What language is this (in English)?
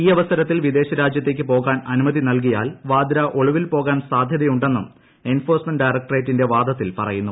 Malayalam